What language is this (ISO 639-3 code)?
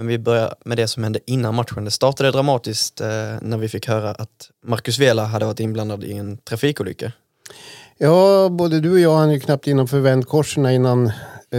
swe